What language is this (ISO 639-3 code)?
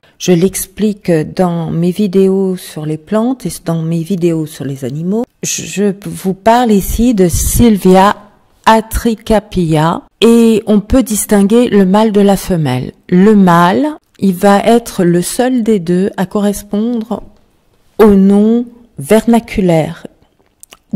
fra